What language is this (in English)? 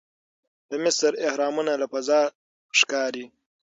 Pashto